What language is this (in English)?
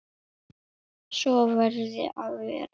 Icelandic